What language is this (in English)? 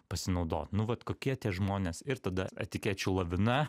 Lithuanian